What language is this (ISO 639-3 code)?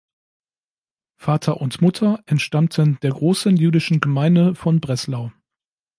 deu